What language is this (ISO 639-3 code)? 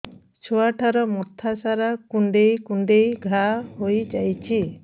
ori